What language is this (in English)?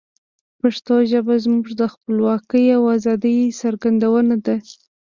Pashto